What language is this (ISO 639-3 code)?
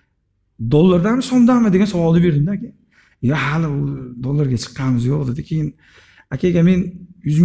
tur